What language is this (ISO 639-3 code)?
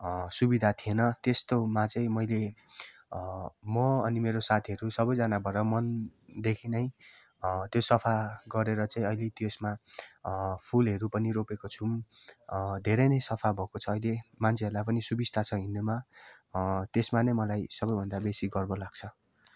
nep